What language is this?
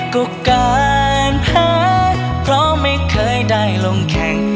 Thai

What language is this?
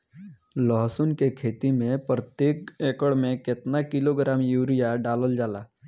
Bhojpuri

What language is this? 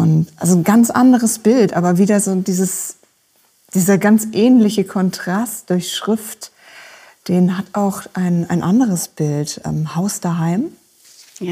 German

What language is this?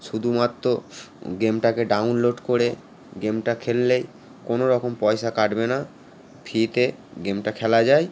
Bangla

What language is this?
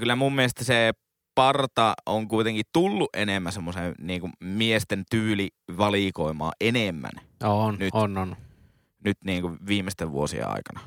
Finnish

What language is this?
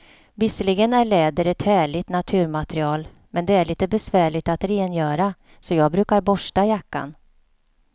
Swedish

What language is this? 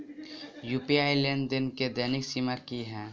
Maithili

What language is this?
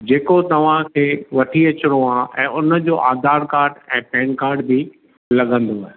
Sindhi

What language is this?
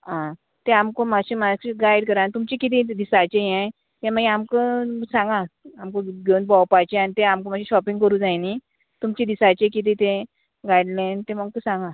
Konkani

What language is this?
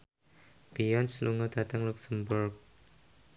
Javanese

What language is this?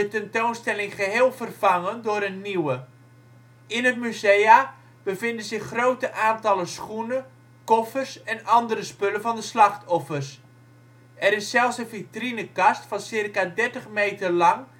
Dutch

